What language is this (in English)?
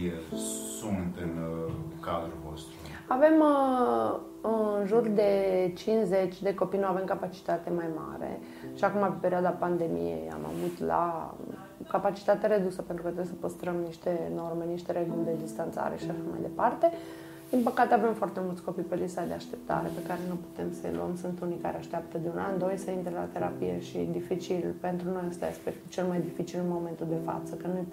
Romanian